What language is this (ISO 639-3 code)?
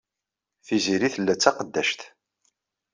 kab